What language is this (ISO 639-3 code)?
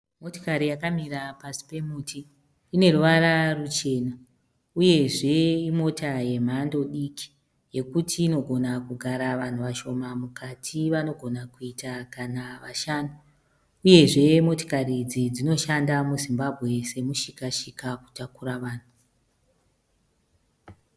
sna